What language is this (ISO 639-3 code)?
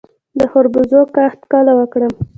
pus